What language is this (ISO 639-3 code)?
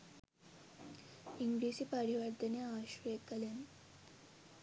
sin